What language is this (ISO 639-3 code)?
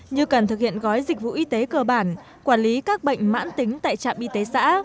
vie